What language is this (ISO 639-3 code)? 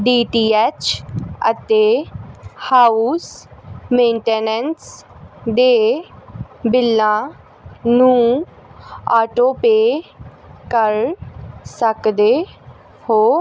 pan